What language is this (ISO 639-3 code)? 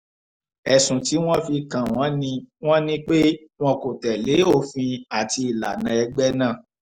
yor